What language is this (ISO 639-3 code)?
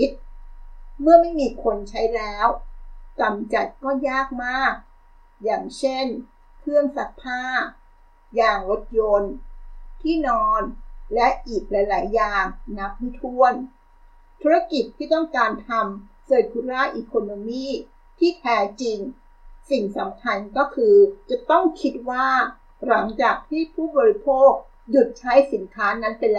tha